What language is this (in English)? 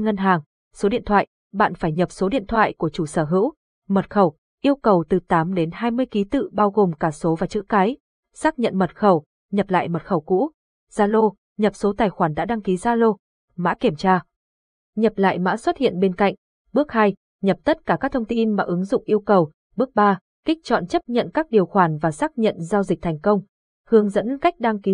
Vietnamese